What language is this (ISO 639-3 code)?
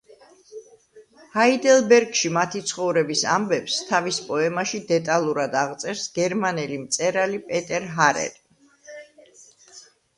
kat